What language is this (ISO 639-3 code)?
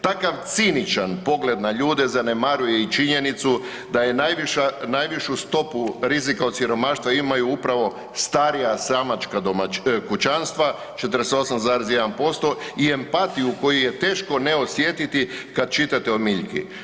hrv